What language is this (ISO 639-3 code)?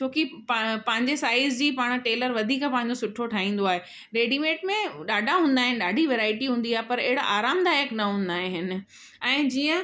snd